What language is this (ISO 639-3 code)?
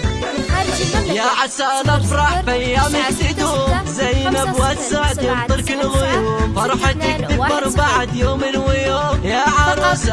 ara